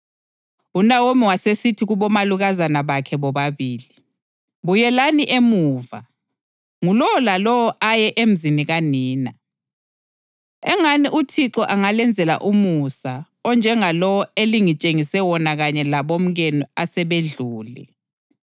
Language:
North Ndebele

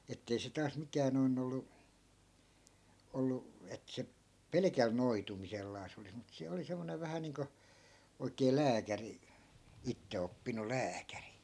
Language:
Finnish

